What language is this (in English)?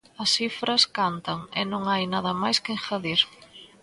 Galician